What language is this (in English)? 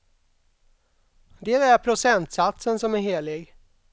Swedish